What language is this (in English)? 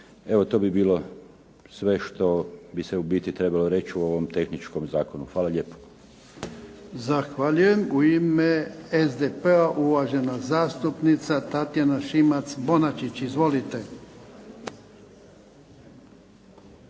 Croatian